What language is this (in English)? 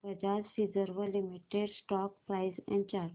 Marathi